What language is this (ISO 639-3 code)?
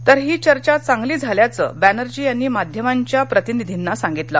mar